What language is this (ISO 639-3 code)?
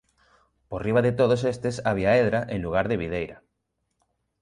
glg